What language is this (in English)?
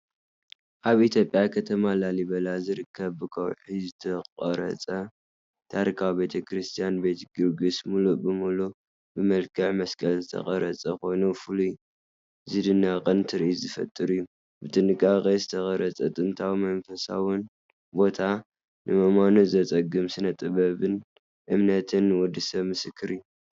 Tigrinya